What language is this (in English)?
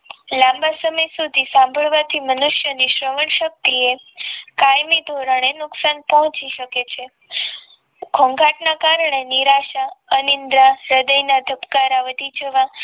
Gujarati